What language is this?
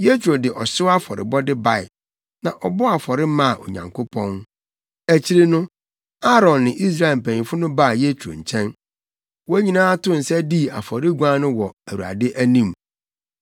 Akan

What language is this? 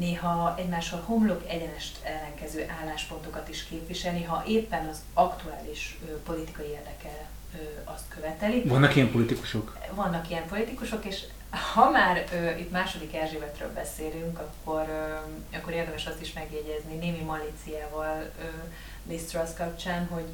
Hungarian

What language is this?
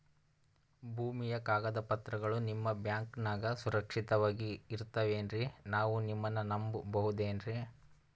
Kannada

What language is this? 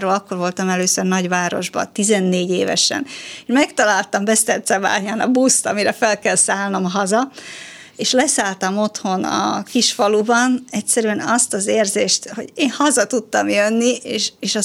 Hungarian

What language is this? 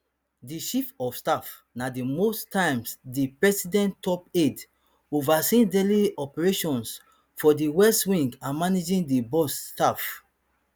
Nigerian Pidgin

